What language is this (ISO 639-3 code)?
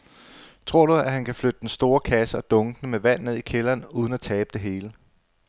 dan